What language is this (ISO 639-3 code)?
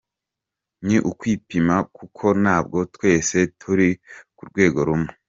kin